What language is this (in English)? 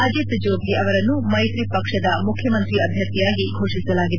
Kannada